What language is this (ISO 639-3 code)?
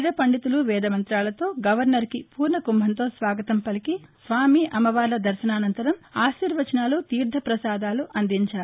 tel